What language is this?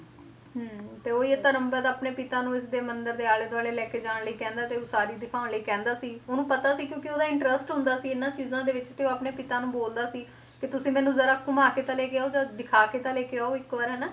Punjabi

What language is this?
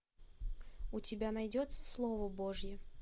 Russian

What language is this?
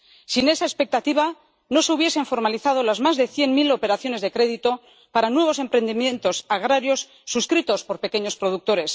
Spanish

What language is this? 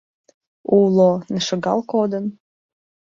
Mari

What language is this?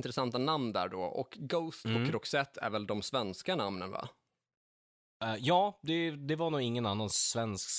Swedish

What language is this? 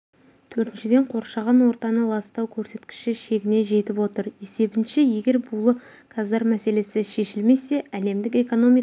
Kazakh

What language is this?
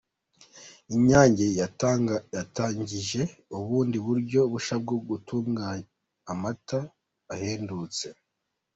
Kinyarwanda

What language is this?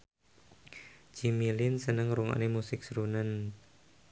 Javanese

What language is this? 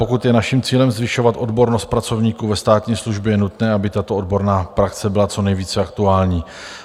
Czech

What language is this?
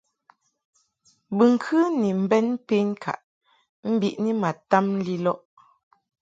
Mungaka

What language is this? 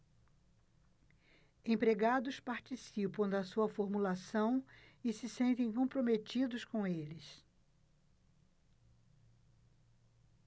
Portuguese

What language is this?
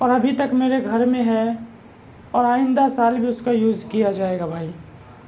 Urdu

